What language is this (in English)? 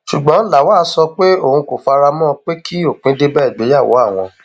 Yoruba